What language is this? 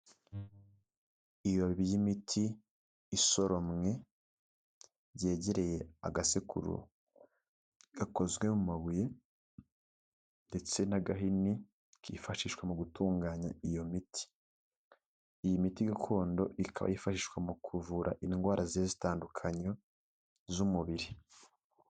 Kinyarwanda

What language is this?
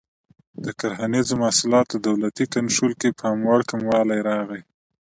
Pashto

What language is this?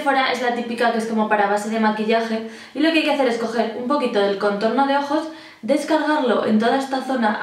Spanish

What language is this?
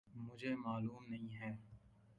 Urdu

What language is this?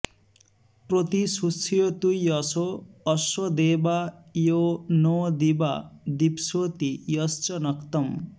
Sanskrit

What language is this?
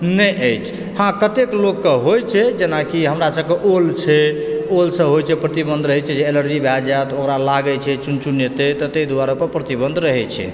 Maithili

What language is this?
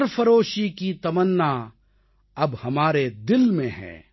Tamil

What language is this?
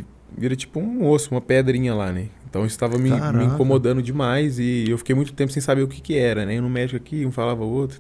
Portuguese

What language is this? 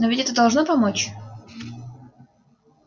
Russian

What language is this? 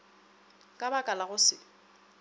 Northern Sotho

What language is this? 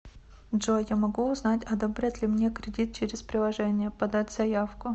Russian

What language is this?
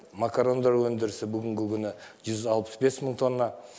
Kazakh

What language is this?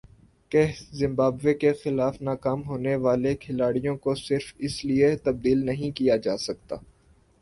Urdu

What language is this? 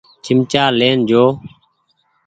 Goaria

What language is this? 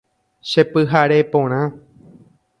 Guarani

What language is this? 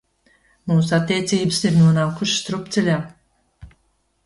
Latvian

